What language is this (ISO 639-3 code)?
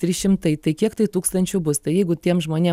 lit